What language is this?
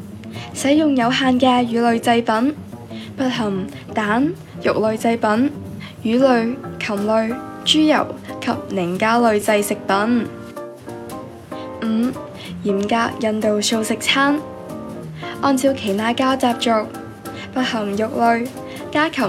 Chinese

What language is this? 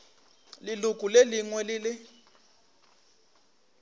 Northern Sotho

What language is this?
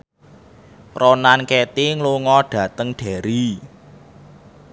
Javanese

